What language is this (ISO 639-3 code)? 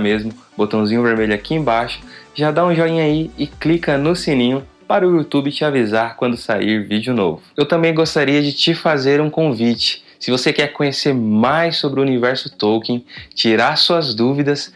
por